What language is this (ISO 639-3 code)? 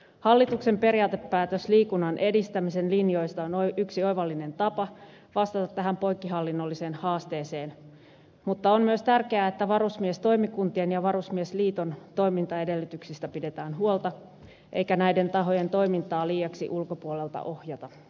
fin